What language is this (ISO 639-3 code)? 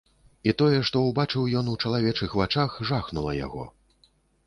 bel